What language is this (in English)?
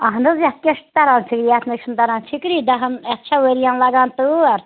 Kashmiri